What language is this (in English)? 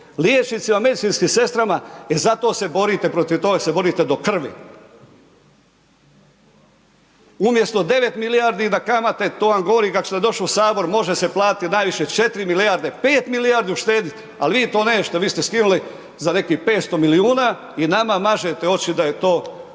Croatian